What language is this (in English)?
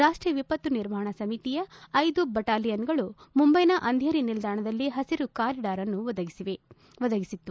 Kannada